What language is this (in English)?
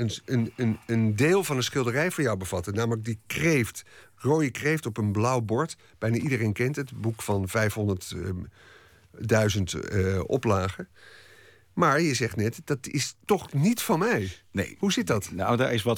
Dutch